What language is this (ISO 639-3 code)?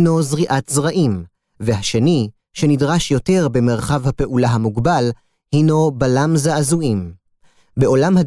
heb